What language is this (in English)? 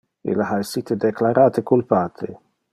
Interlingua